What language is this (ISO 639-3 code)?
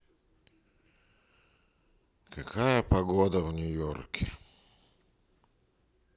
rus